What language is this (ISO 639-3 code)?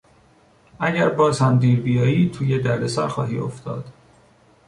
fas